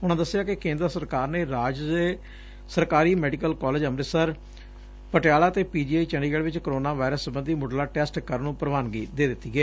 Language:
Punjabi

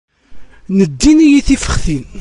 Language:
Kabyle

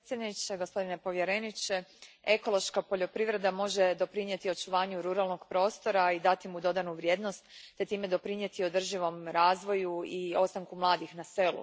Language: Croatian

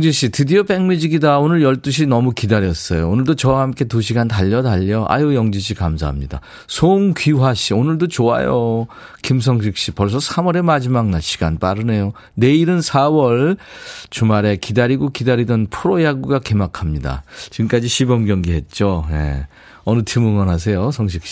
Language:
Korean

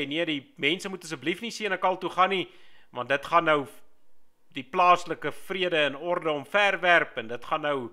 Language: Dutch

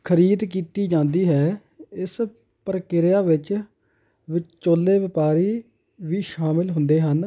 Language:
Punjabi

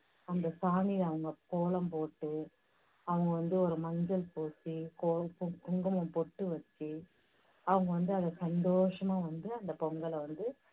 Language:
Tamil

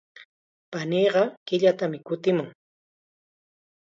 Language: Chiquián Ancash Quechua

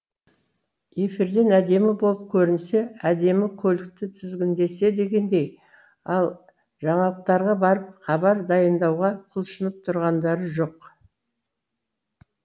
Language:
Kazakh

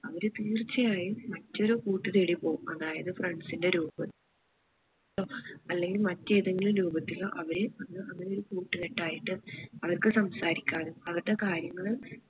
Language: Malayalam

